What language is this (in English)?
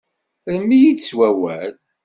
Kabyle